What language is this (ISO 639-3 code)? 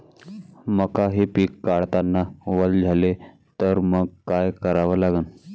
mar